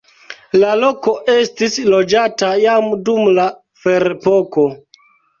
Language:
Esperanto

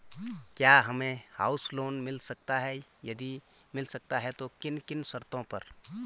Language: Hindi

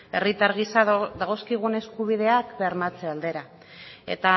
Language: Basque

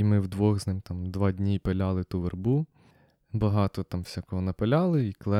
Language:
Ukrainian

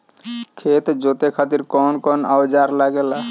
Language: Bhojpuri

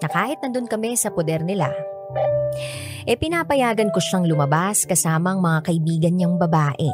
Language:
Filipino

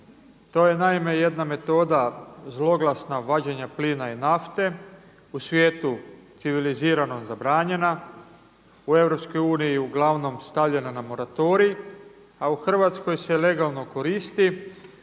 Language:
Croatian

